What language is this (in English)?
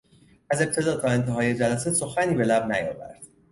Persian